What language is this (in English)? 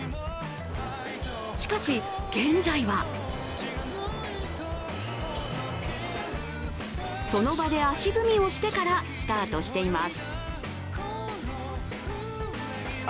Japanese